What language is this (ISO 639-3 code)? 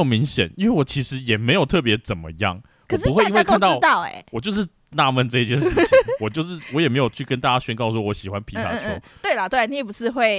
zho